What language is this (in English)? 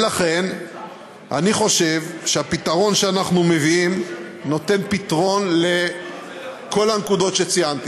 Hebrew